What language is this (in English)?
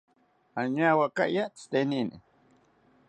South Ucayali Ashéninka